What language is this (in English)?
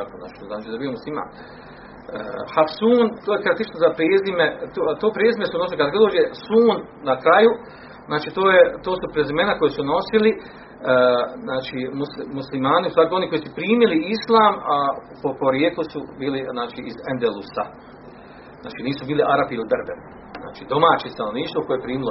Croatian